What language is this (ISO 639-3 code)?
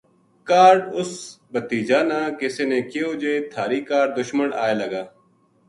gju